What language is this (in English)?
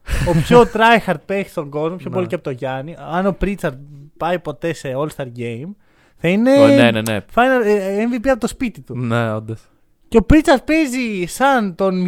Greek